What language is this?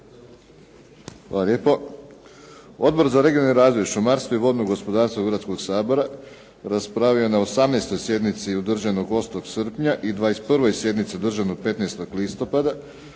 Croatian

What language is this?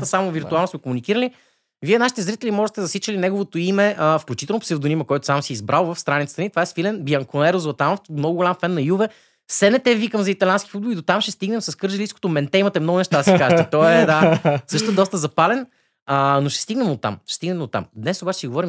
Bulgarian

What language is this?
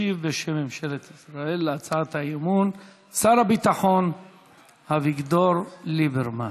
Hebrew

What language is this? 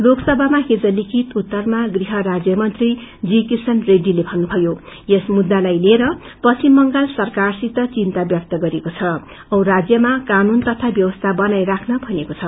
Nepali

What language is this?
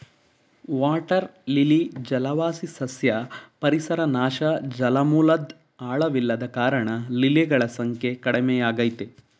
Kannada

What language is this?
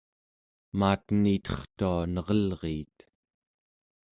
Central Yupik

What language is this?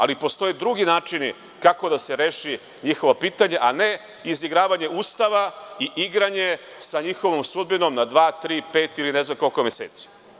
Serbian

